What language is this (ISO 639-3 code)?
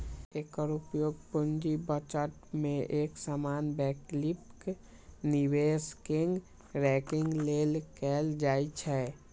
mai